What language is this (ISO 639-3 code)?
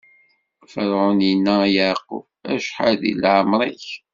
kab